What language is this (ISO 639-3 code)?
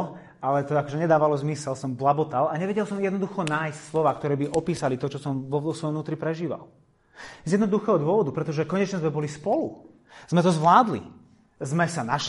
slk